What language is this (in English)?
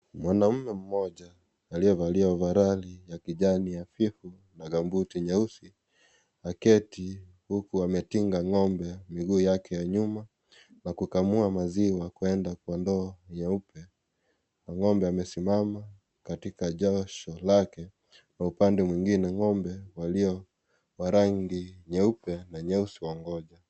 Swahili